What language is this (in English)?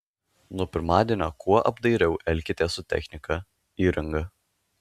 Lithuanian